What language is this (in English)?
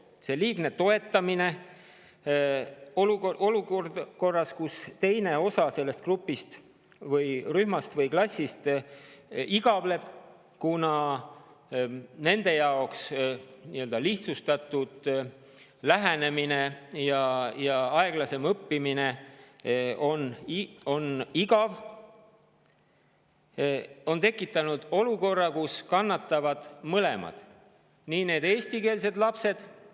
Estonian